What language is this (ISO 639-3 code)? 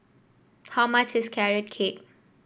eng